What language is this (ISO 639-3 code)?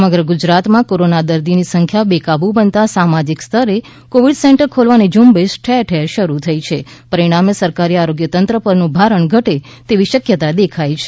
guj